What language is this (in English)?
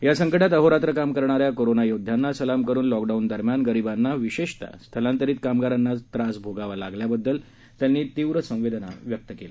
Marathi